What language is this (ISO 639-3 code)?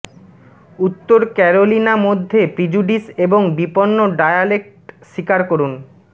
ben